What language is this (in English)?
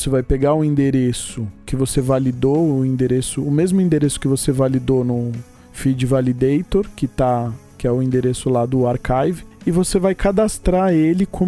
Portuguese